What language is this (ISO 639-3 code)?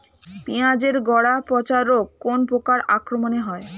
ben